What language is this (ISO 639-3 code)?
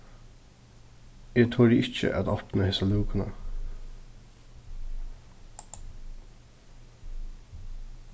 fao